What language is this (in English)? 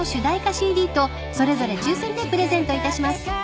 Japanese